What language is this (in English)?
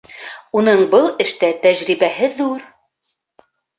Bashkir